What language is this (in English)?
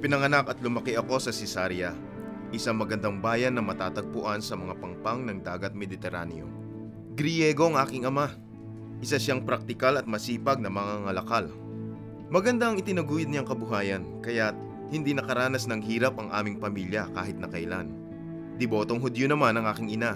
Filipino